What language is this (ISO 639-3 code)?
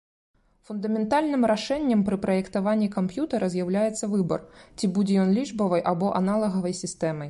bel